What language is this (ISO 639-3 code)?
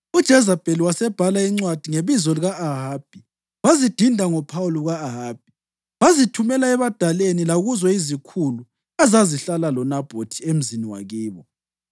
nde